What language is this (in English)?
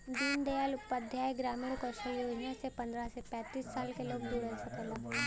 Bhojpuri